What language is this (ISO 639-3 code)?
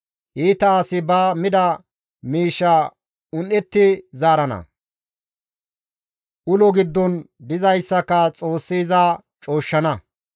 gmv